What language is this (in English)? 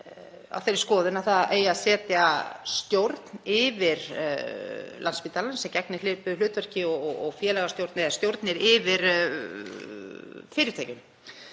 Icelandic